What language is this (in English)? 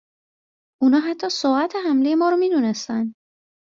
Persian